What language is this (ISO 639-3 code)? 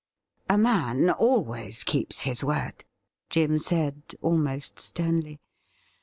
eng